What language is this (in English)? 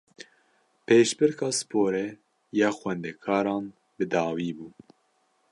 Kurdish